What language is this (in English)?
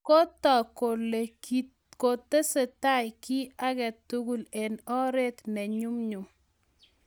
Kalenjin